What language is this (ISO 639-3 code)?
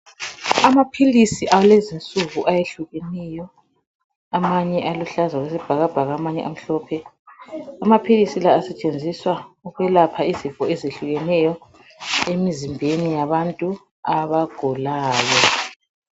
nde